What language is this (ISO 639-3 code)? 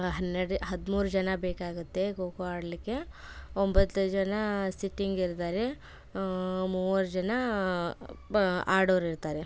kan